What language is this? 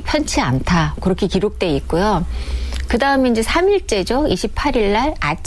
Korean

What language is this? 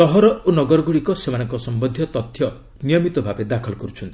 Odia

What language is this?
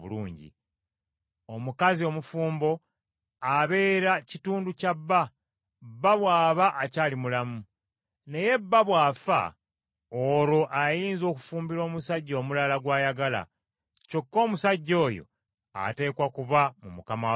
Ganda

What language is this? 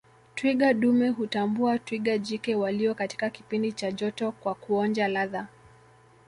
Swahili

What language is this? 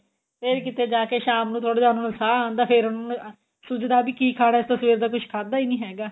Punjabi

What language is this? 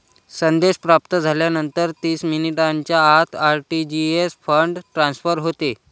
Marathi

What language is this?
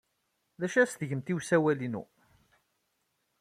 Kabyle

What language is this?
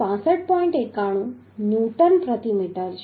Gujarati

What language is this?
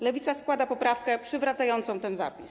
Polish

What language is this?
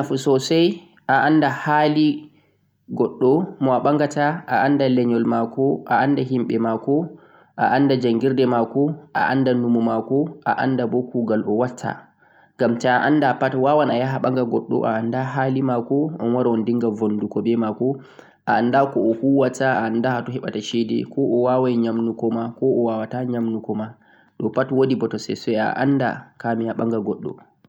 Central-Eastern Niger Fulfulde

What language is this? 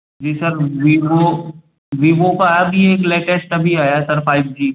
Hindi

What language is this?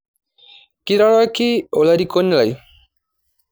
Masai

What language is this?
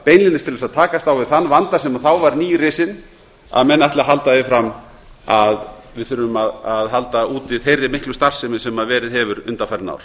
Icelandic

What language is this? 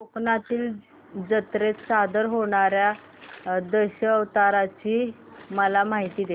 Marathi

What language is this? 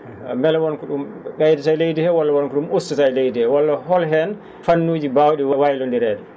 Fula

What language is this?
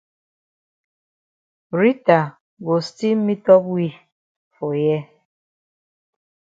Cameroon Pidgin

